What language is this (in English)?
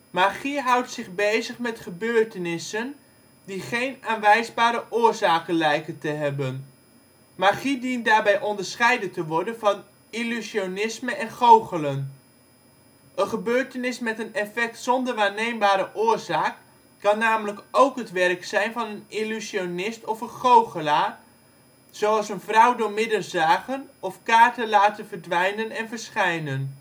Dutch